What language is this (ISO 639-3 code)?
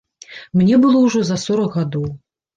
bel